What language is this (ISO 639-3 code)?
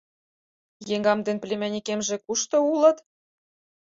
chm